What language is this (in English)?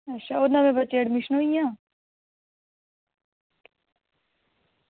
Dogri